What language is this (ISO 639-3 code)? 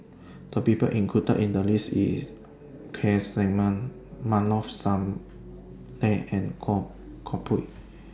eng